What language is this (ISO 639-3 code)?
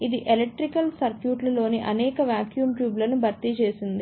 tel